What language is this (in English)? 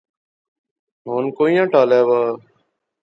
Pahari-Potwari